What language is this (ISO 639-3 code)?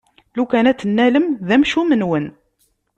kab